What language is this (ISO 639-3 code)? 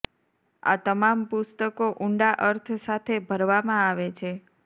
guj